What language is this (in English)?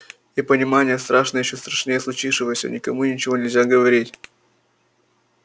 Russian